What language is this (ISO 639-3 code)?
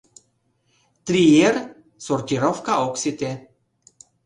chm